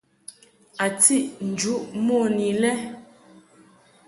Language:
Mungaka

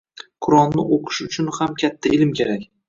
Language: Uzbek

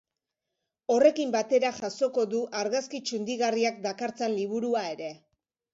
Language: Basque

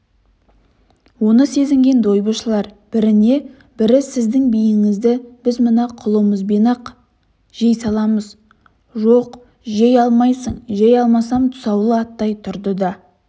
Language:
Kazakh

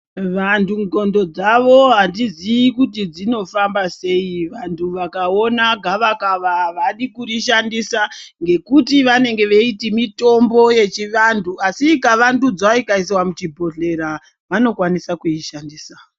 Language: Ndau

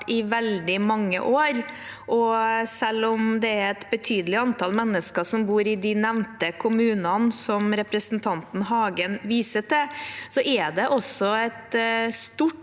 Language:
Norwegian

